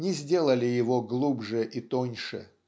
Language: Russian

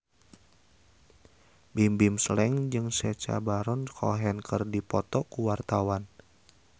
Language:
Sundanese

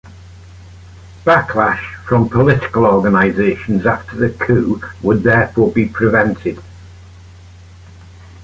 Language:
English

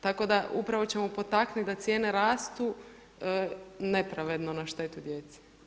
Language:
Croatian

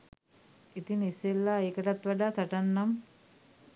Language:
Sinhala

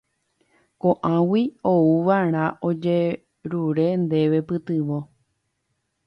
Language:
Guarani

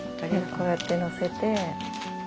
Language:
Japanese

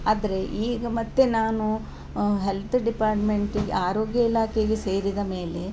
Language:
Kannada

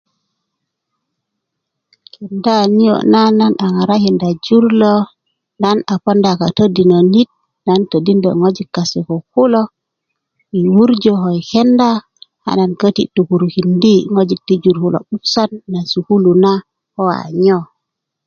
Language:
Kuku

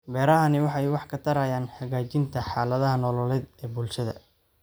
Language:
Somali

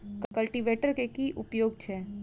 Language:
Maithili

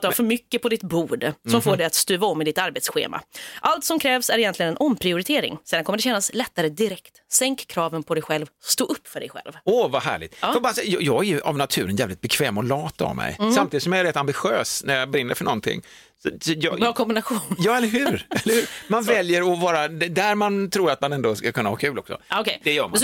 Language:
Swedish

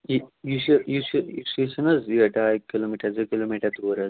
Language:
Kashmiri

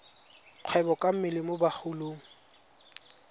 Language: Tswana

